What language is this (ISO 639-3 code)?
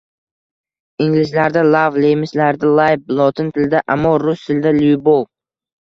uzb